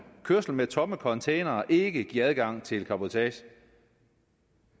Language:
Danish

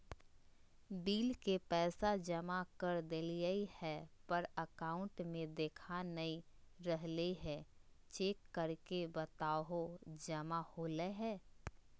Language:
Magahi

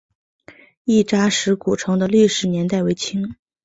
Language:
Chinese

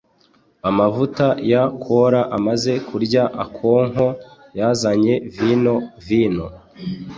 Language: Kinyarwanda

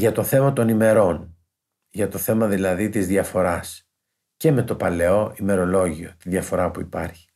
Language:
Greek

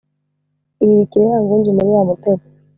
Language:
Kinyarwanda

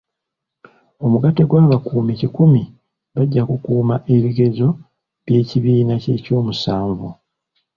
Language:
Ganda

